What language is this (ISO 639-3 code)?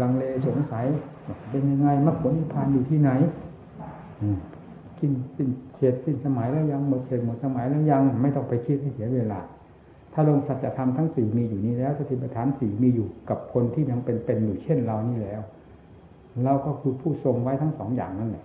tha